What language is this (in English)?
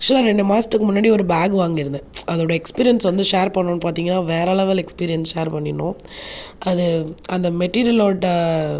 Tamil